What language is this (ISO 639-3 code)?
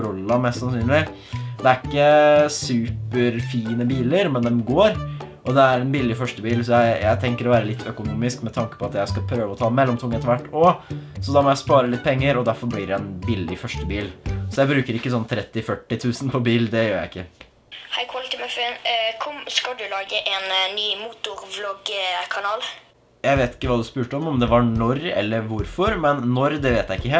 nor